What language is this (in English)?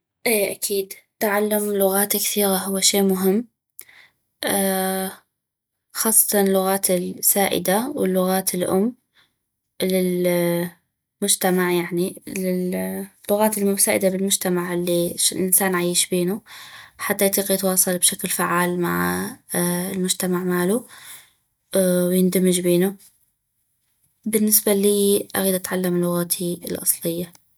North Mesopotamian Arabic